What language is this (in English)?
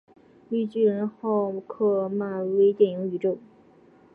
Chinese